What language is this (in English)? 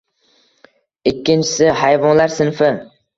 Uzbek